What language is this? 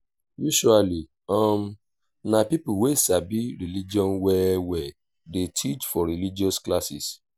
Nigerian Pidgin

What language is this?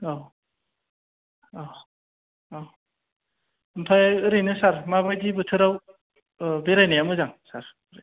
Bodo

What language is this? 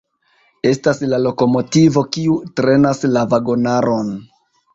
Esperanto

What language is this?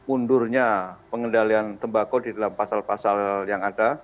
Indonesian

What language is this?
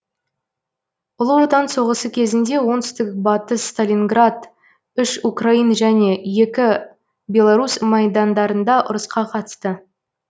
Kazakh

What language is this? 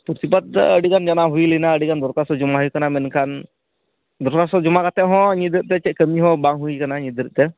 Santali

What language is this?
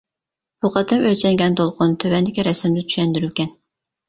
Uyghur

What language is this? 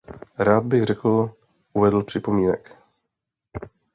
Czech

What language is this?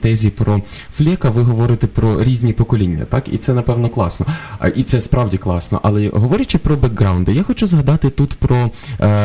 Ukrainian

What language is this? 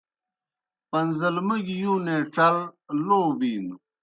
Kohistani Shina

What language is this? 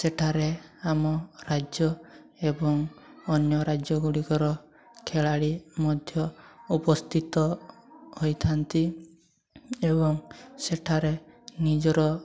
Odia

